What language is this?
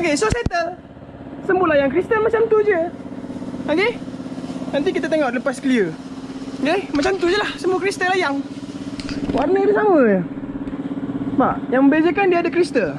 Malay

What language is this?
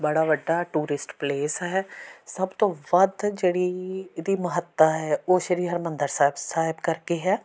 Punjabi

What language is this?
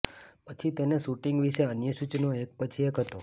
Gujarati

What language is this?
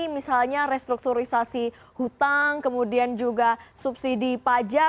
Indonesian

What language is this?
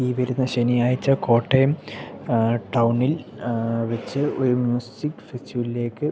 Malayalam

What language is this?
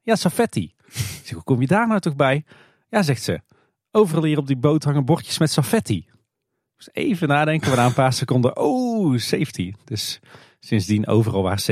Dutch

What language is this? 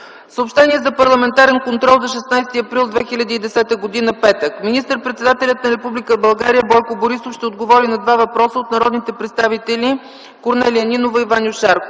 Bulgarian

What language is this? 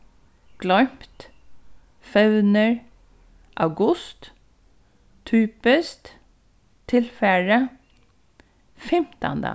Faroese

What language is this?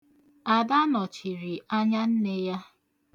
Igbo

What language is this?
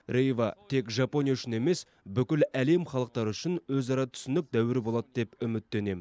Kazakh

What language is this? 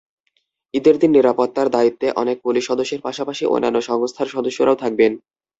Bangla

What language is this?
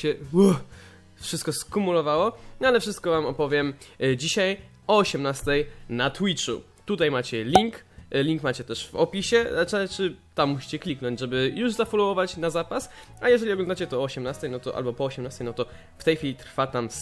Polish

